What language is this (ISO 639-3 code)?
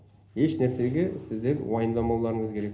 kaz